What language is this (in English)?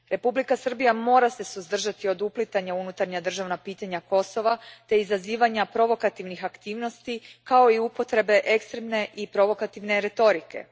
Croatian